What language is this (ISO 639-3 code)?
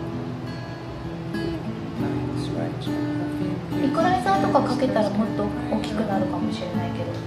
jpn